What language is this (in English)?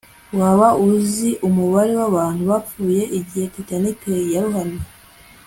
Kinyarwanda